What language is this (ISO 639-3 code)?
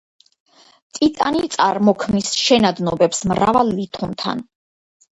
kat